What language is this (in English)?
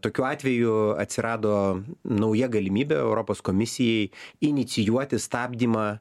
Lithuanian